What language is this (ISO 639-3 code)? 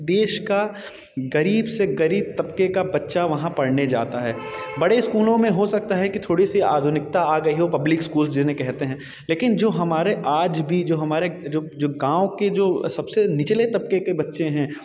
hin